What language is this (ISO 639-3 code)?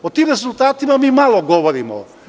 srp